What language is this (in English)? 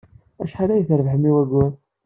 Kabyle